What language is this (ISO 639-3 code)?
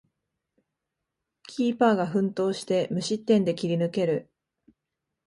jpn